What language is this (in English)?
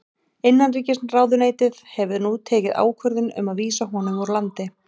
Icelandic